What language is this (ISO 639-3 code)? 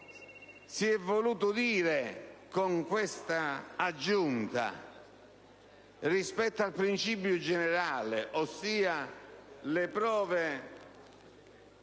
ita